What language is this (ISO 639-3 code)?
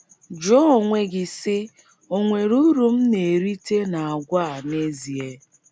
ibo